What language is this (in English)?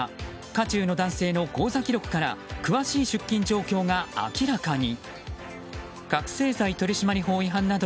Japanese